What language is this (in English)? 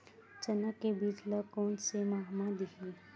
Chhattisgarhi